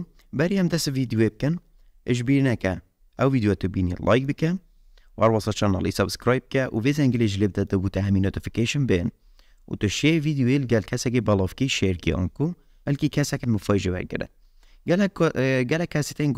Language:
Persian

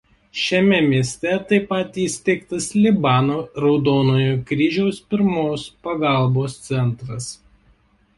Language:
Lithuanian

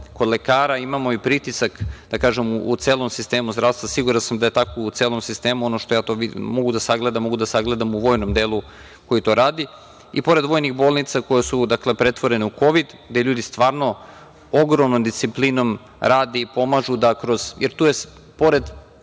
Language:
Serbian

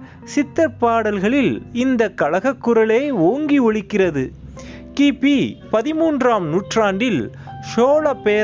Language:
Tamil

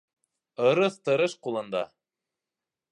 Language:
Bashkir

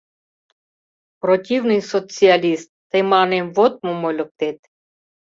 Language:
Mari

